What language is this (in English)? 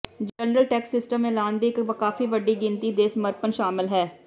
Punjabi